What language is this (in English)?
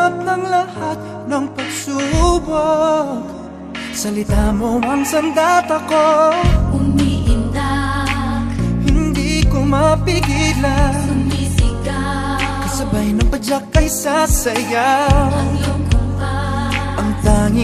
Filipino